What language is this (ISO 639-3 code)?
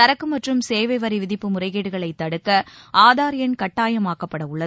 tam